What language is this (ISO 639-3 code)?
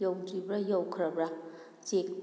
mni